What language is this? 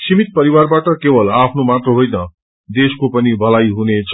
Nepali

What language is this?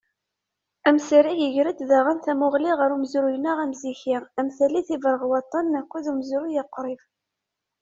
Kabyle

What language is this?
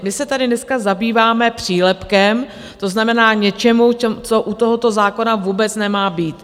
Czech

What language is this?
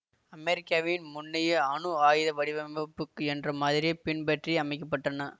Tamil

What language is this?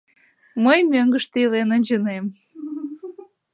Mari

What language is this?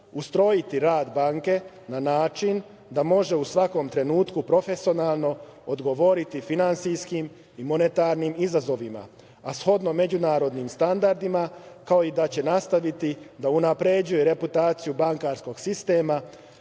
Serbian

